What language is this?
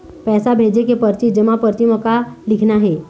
Chhattisgarhi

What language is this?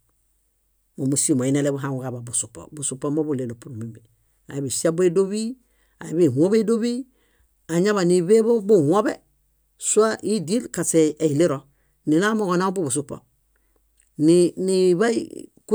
Bayot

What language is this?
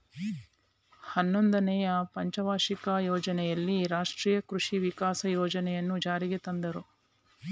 Kannada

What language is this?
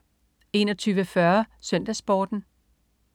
Danish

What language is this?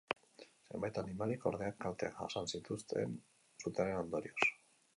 Basque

